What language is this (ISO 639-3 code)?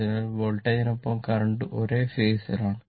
mal